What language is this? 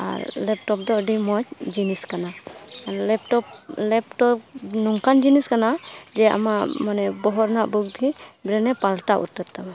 Santali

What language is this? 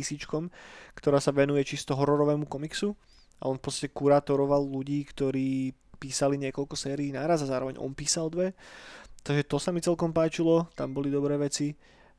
Slovak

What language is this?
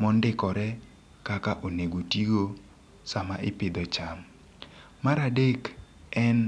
Luo (Kenya and Tanzania)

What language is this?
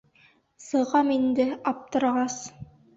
Bashkir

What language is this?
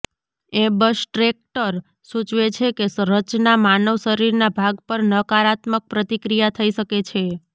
Gujarati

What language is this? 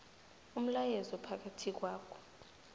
South Ndebele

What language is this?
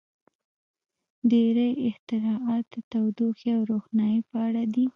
Pashto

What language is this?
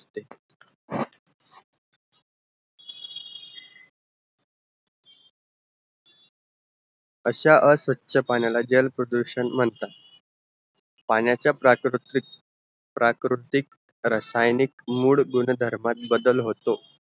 Marathi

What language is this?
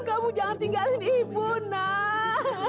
Indonesian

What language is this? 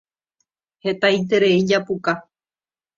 Guarani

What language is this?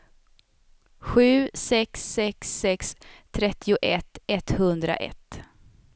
Swedish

